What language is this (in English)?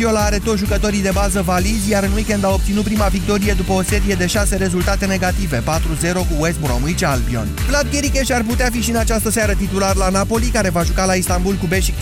Romanian